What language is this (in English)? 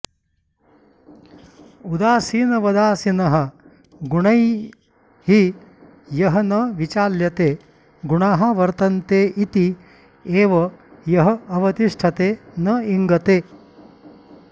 Sanskrit